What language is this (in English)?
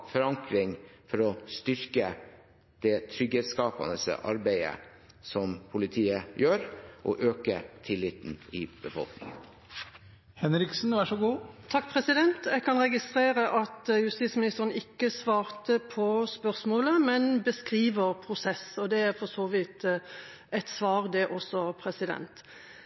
Norwegian Bokmål